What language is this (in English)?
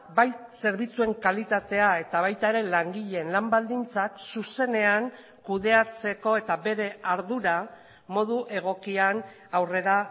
Basque